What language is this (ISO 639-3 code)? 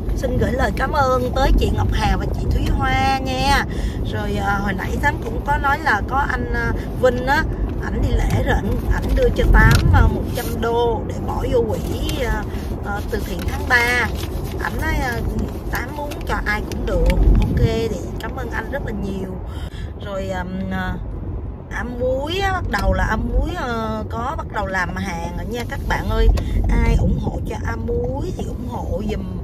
vie